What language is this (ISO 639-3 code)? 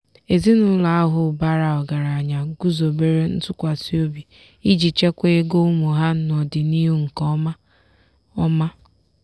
ibo